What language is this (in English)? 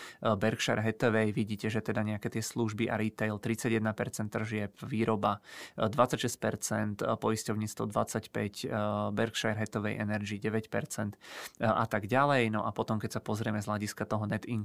Czech